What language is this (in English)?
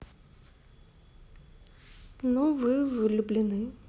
Russian